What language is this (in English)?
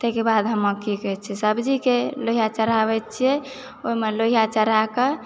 Maithili